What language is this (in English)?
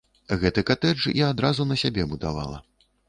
Belarusian